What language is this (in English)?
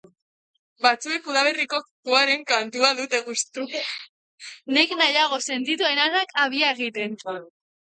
Basque